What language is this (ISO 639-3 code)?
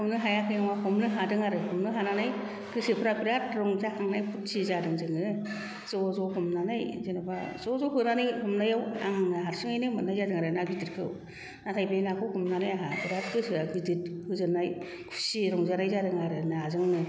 brx